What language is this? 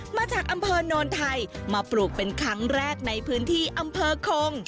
Thai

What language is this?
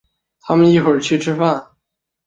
Chinese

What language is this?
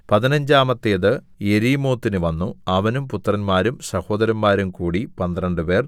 Malayalam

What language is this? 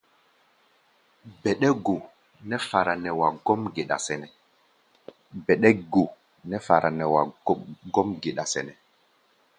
Gbaya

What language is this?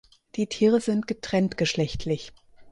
German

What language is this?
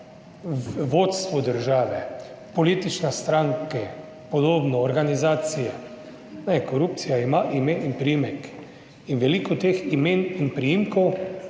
Slovenian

